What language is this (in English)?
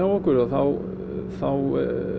Icelandic